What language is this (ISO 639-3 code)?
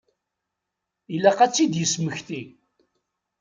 kab